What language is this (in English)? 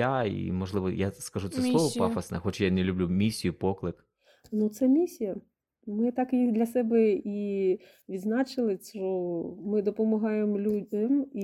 Ukrainian